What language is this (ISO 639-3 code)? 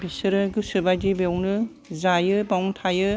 brx